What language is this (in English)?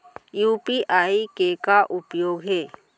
Chhattisgarhi